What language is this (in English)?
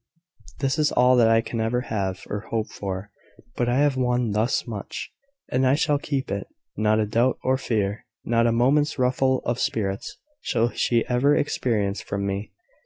English